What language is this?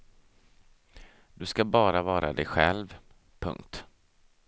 Swedish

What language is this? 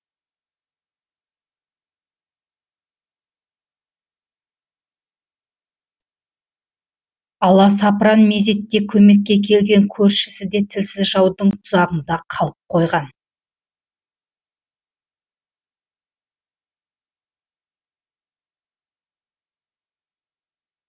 Kazakh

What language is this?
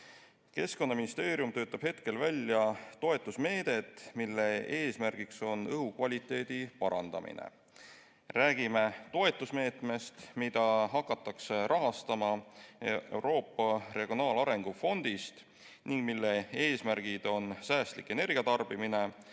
Estonian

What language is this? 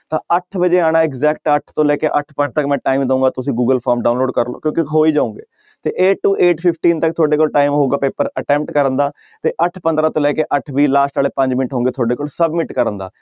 Punjabi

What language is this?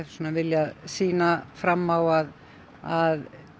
Icelandic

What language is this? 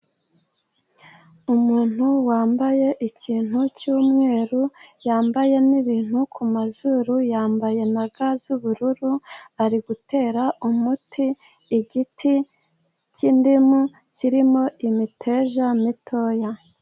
Kinyarwanda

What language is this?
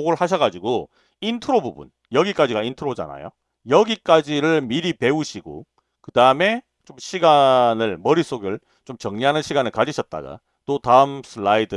Korean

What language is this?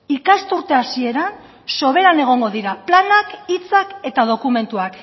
Basque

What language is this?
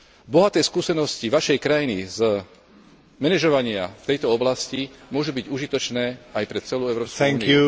Slovak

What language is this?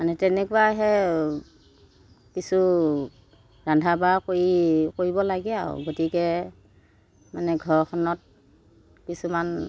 Assamese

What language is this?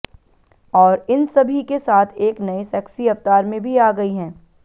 Hindi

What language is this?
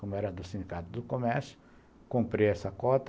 Portuguese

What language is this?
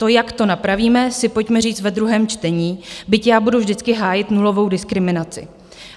Czech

